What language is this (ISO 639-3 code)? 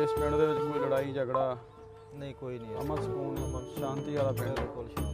pan